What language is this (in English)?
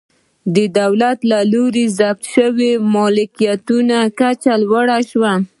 Pashto